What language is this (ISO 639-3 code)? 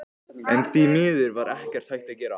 isl